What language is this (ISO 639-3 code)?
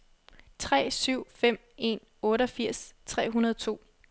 dan